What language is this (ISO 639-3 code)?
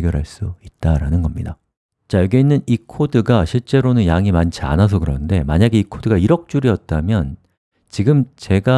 kor